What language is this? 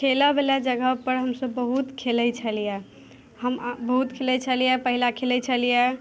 Maithili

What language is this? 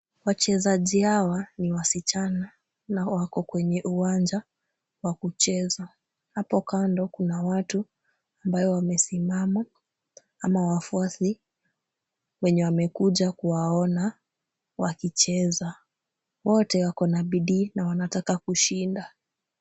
Swahili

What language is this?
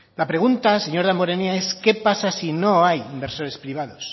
Spanish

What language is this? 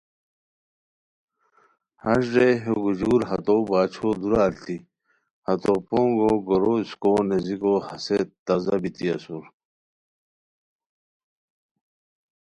Khowar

